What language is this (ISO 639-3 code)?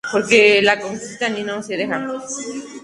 spa